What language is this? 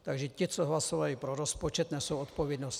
Czech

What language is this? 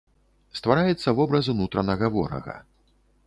Belarusian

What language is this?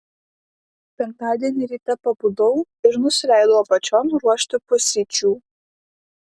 Lithuanian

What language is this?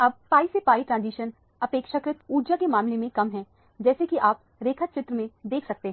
Hindi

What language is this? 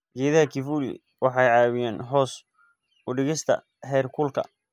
Somali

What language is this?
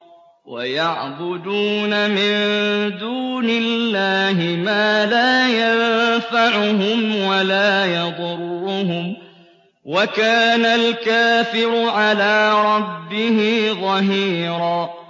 Arabic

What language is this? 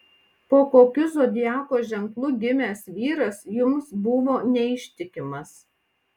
Lithuanian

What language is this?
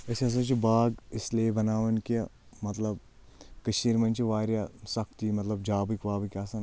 Kashmiri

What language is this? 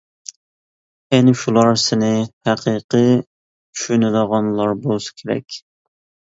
Uyghur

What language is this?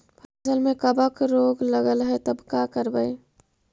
Magahi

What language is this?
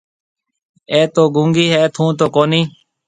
Marwari (Pakistan)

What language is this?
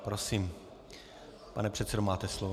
Czech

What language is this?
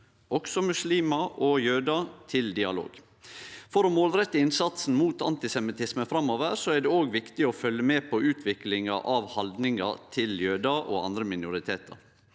Norwegian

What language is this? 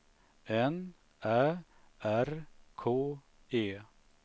Swedish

